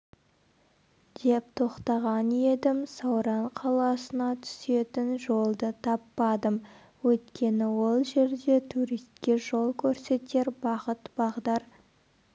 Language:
Kazakh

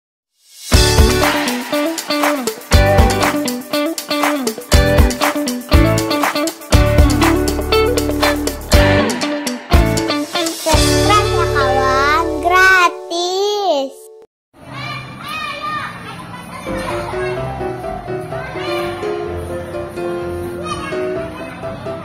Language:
Indonesian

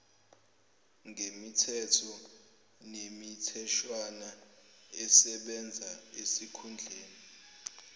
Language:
Zulu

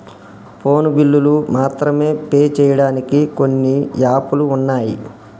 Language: Telugu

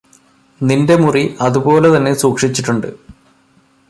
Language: Malayalam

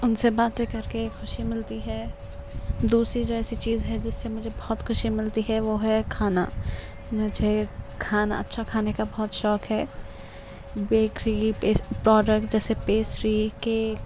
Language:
Urdu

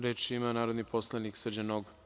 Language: Serbian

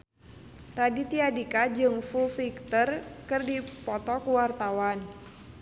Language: Sundanese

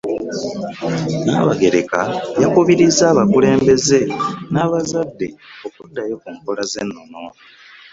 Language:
Ganda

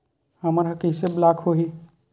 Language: Chhattisgarhi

